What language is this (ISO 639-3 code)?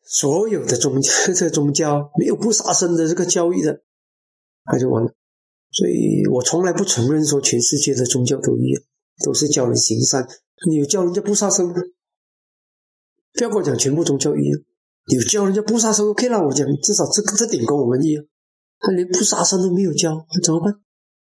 zho